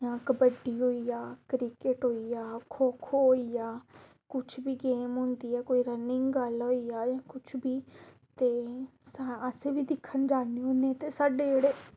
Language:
Dogri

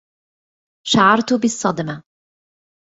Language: Arabic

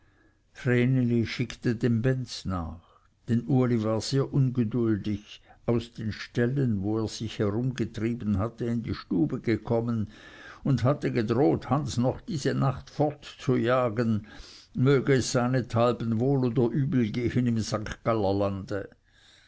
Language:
German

